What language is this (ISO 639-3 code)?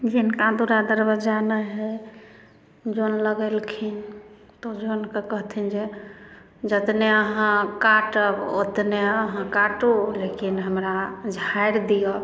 mai